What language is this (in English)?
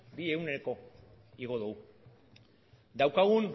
Basque